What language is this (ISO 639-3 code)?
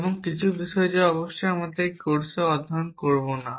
ben